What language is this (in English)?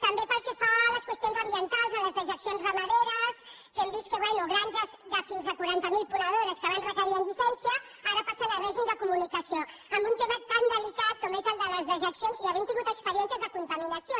Catalan